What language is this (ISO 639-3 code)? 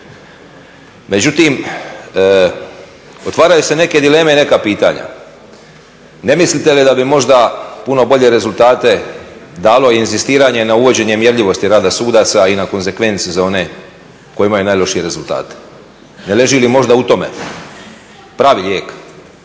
hrv